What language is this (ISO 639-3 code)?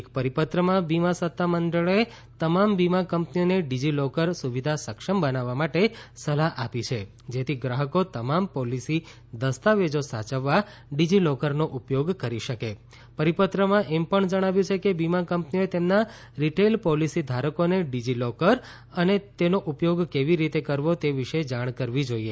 guj